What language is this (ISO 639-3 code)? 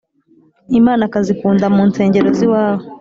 kin